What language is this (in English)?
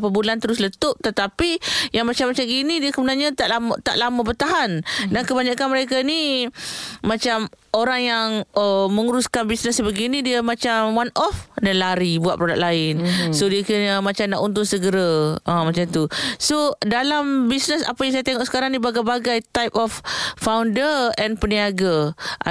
Malay